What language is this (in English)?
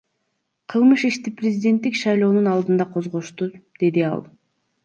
Kyrgyz